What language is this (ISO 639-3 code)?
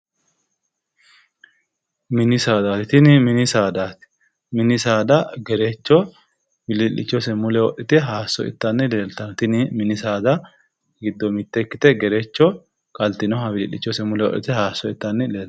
sid